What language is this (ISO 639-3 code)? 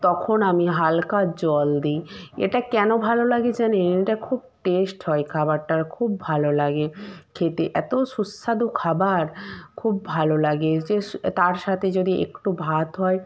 ben